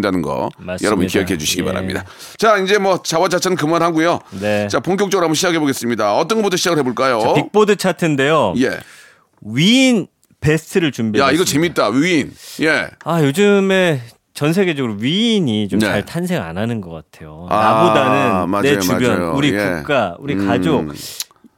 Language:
Korean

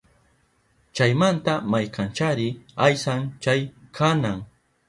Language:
Southern Pastaza Quechua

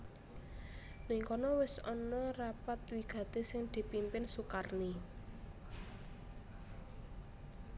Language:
Javanese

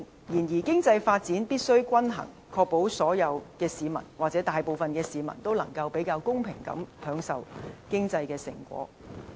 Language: Cantonese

